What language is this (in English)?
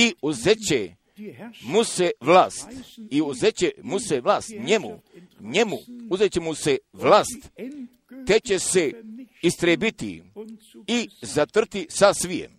Croatian